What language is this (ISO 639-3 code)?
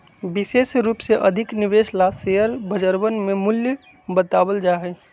mag